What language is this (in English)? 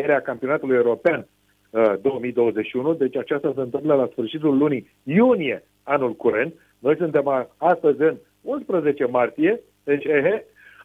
Romanian